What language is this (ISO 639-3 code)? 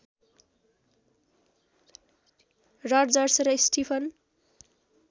nep